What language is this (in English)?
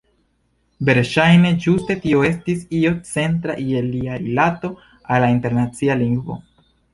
Esperanto